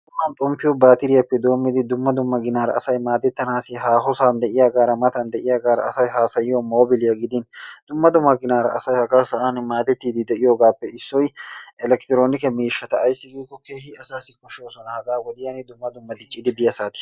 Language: Wolaytta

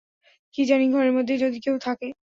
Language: Bangla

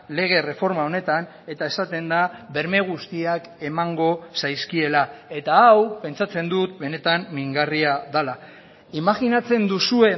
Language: Basque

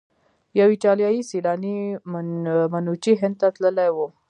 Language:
Pashto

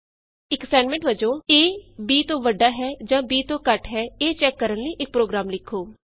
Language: Punjabi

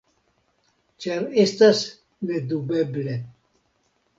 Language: Esperanto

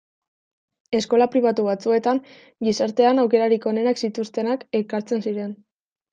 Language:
Basque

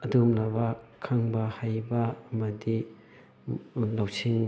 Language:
Manipuri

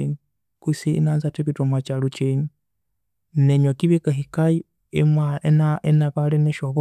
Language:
Konzo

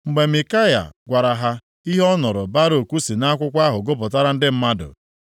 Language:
Igbo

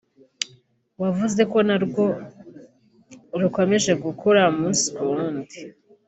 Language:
Kinyarwanda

